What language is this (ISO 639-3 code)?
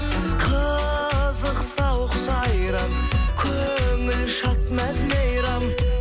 kaz